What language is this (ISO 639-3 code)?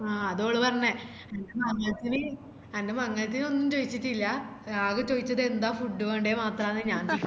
mal